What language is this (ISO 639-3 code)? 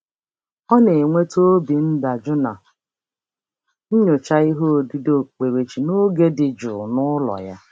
ibo